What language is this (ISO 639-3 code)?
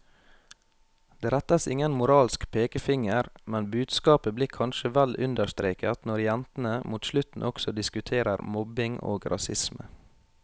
nor